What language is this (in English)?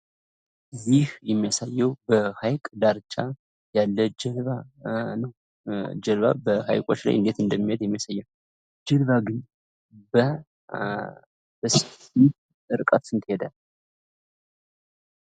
Amharic